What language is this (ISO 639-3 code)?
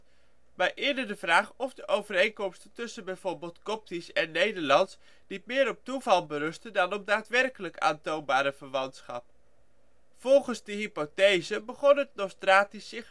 nld